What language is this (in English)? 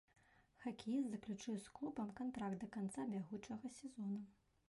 Belarusian